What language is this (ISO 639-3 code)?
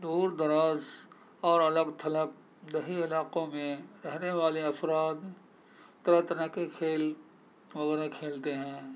urd